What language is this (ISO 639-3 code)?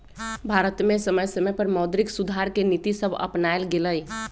mag